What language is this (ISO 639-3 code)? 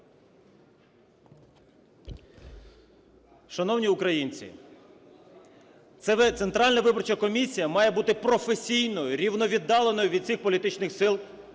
ukr